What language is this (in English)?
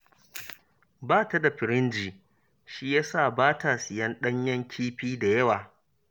Hausa